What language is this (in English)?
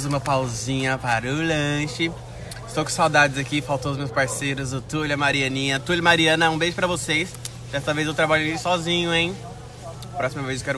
Portuguese